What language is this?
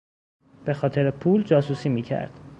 Persian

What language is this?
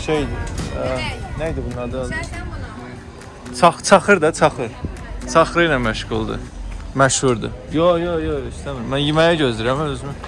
Turkish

